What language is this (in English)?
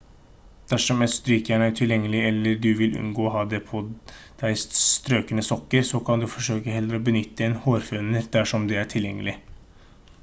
Norwegian Bokmål